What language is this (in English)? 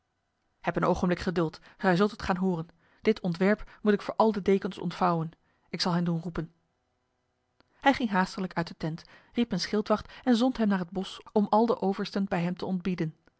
Dutch